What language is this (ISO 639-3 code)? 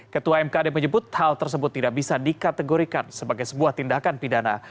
ind